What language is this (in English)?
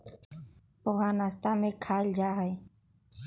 Magahi